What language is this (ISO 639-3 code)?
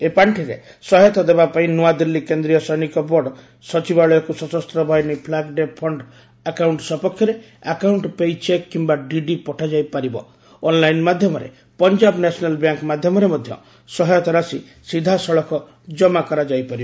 ori